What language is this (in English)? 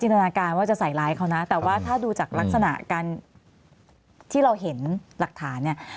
Thai